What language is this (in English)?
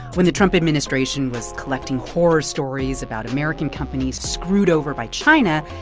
English